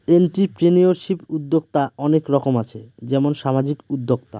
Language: Bangla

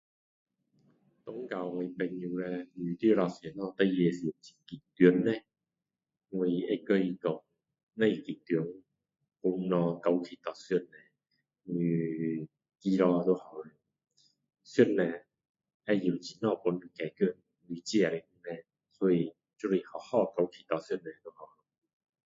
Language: Min Dong Chinese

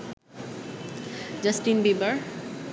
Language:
Bangla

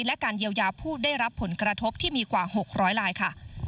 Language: Thai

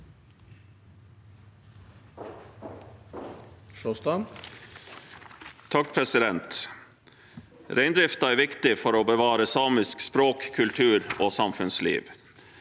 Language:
Norwegian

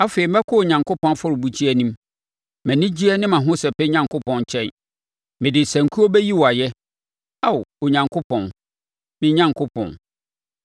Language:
Akan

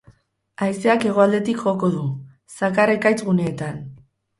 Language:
Basque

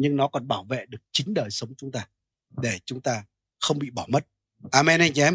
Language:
Vietnamese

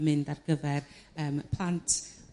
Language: Welsh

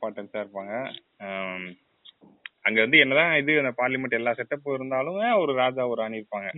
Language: Tamil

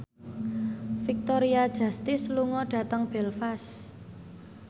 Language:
Javanese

